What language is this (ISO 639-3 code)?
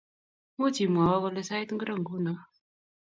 kln